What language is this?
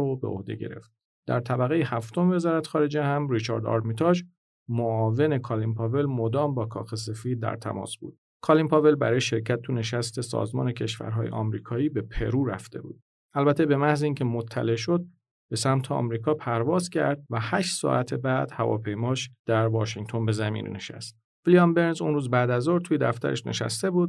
Persian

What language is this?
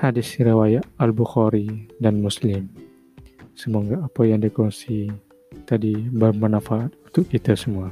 Malay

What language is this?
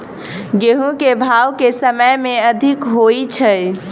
Maithili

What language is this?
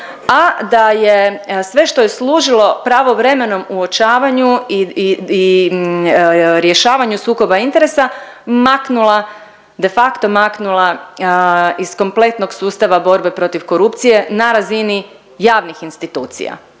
Croatian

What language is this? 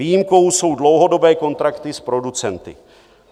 Czech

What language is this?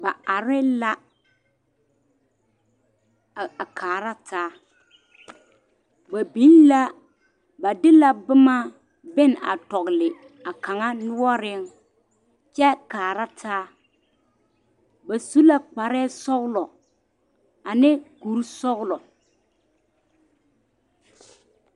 Southern Dagaare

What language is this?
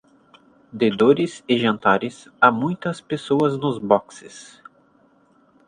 Portuguese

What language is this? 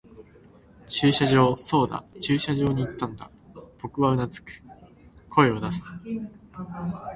Japanese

